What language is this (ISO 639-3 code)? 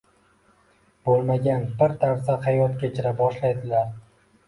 uzb